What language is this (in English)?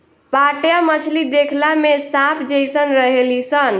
Bhojpuri